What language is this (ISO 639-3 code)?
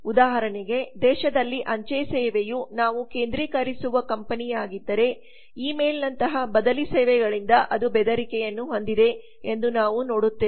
kan